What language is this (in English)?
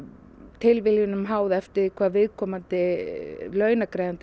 Icelandic